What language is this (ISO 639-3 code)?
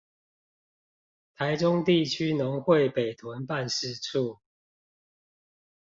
zho